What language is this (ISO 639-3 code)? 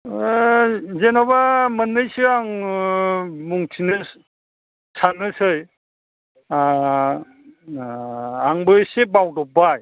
brx